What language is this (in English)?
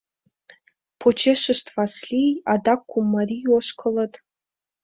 Mari